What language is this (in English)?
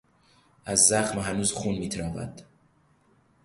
Persian